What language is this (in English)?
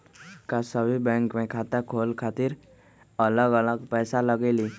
Magahi